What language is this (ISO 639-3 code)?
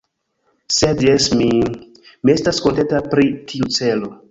epo